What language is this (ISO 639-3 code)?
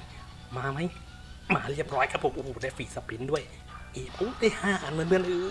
tha